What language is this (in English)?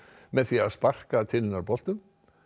Icelandic